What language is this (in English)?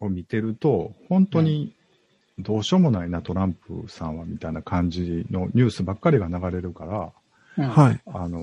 Japanese